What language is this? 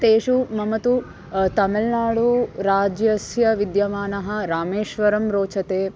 Sanskrit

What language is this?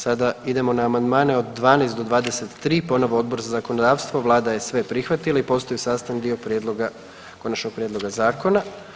Croatian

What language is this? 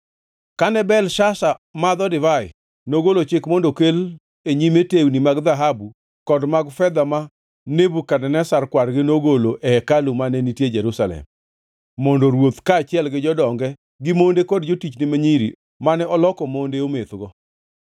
Luo (Kenya and Tanzania)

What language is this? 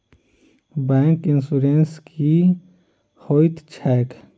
Maithili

